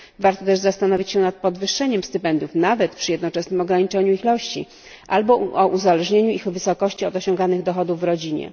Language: Polish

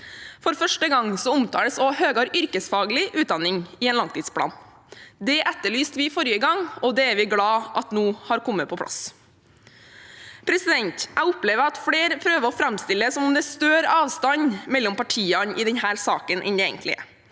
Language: Norwegian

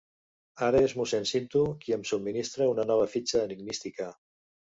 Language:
Catalan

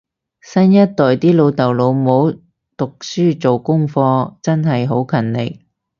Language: Cantonese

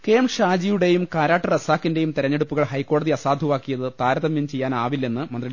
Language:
Malayalam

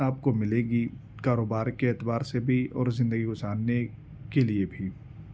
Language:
Urdu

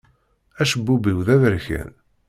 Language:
Kabyle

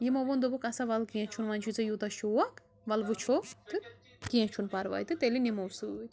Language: Kashmiri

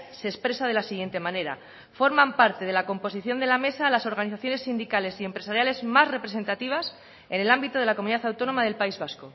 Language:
Spanish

